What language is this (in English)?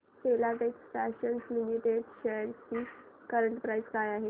Marathi